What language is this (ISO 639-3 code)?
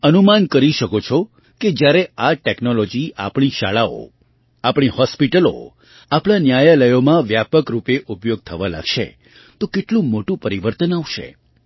guj